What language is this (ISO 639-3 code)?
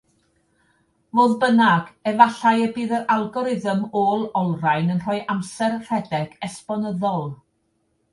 cym